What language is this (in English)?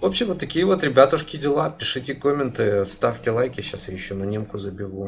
Russian